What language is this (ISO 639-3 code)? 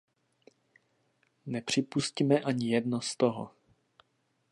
ces